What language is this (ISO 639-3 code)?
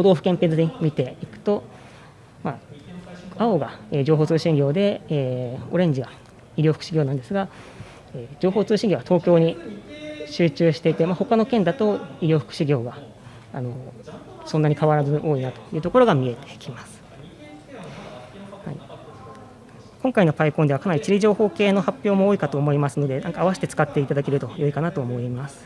jpn